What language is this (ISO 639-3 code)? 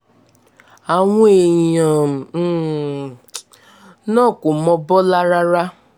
yor